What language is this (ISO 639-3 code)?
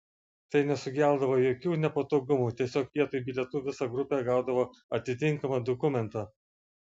lit